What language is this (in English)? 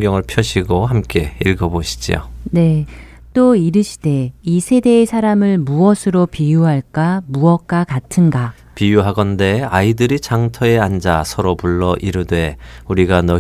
Korean